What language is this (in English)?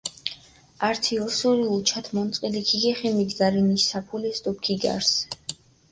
Mingrelian